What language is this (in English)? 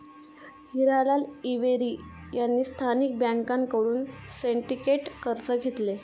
Marathi